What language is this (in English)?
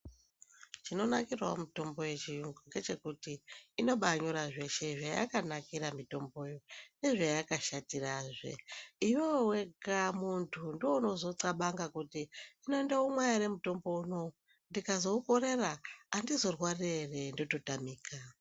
Ndau